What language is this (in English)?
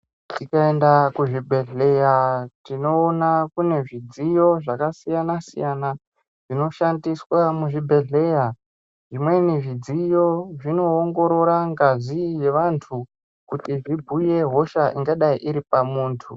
Ndau